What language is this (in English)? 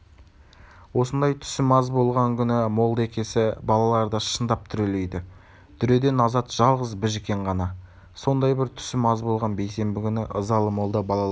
Kazakh